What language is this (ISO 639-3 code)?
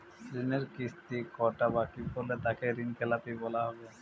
ben